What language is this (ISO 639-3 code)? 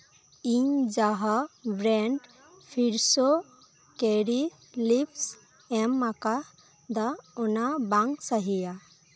sat